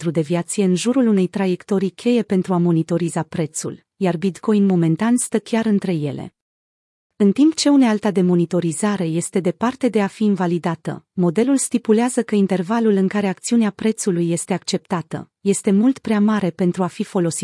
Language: Romanian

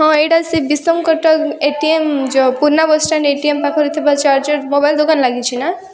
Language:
Odia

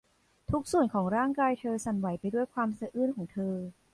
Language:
Thai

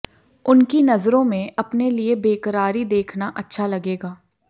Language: Hindi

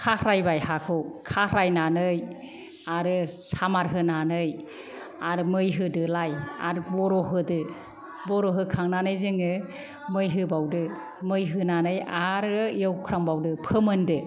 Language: Bodo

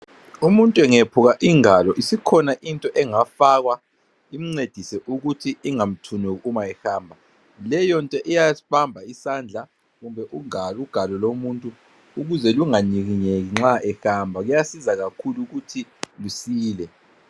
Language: North Ndebele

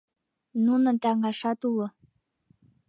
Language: Mari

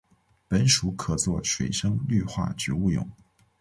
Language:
Chinese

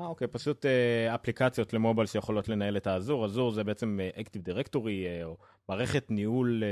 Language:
Hebrew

